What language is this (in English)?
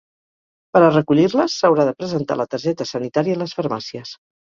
Catalan